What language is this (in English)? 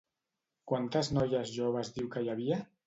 Catalan